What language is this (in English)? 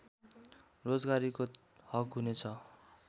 Nepali